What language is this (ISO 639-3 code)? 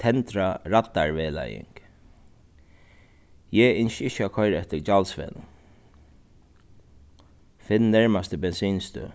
fao